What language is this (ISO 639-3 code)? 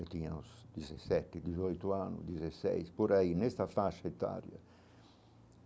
por